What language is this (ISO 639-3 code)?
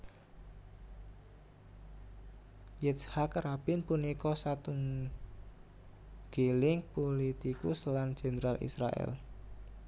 jav